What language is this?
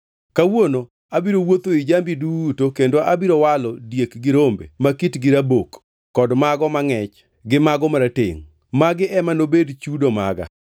Luo (Kenya and Tanzania)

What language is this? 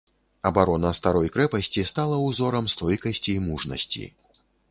Belarusian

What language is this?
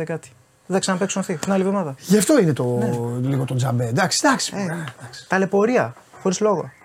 Greek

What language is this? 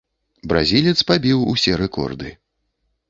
Belarusian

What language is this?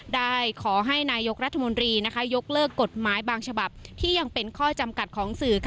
Thai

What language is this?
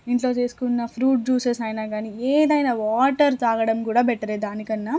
Telugu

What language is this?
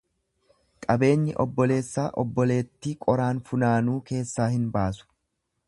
Oromo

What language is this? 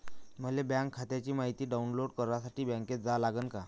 Marathi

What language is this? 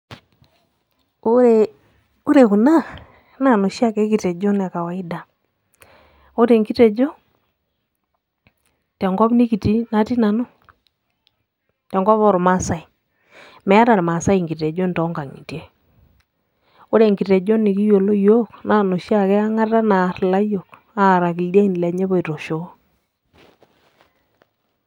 Masai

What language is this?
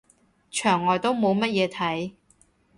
Cantonese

